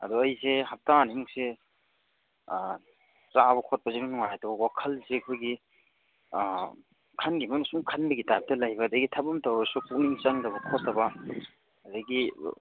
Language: Manipuri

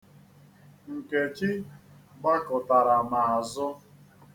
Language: Igbo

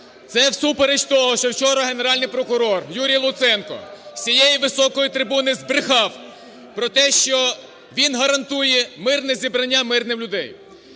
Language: Ukrainian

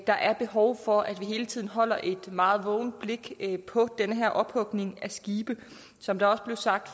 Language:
Danish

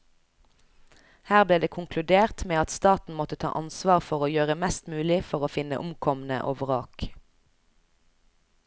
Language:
Norwegian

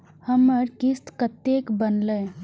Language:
Maithili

